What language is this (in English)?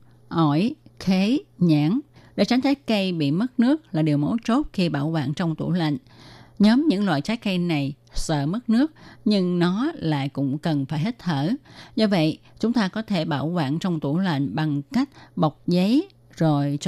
Vietnamese